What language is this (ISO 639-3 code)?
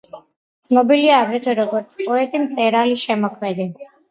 kat